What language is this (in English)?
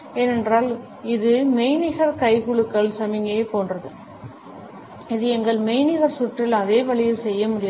Tamil